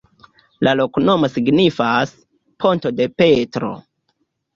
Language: Esperanto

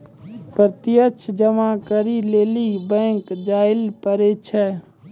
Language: Maithili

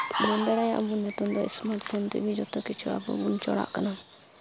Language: Santali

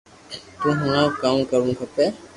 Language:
Loarki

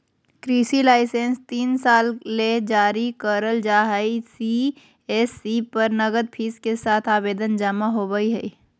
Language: Magahi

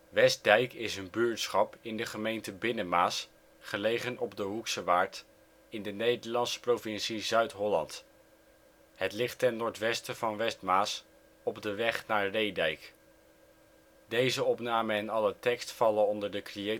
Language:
Dutch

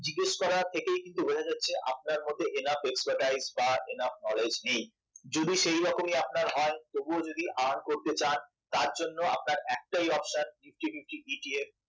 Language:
Bangla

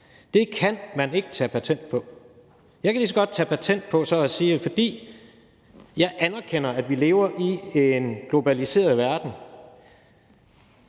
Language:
Danish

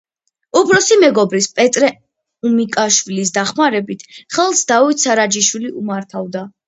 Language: Georgian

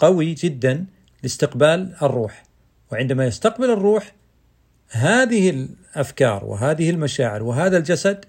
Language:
Arabic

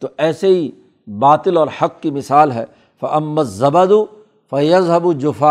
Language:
Urdu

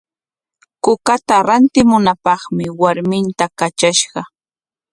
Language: Corongo Ancash Quechua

